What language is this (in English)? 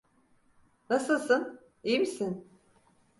Turkish